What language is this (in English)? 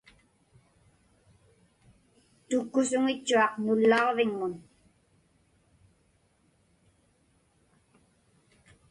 Inupiaq